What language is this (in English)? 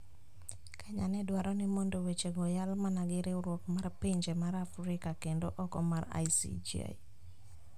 Luo (Kenya and Tanzania)